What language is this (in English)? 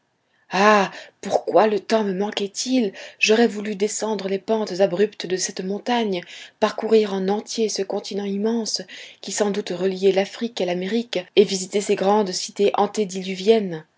French